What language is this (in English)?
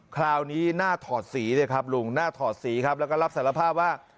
Thai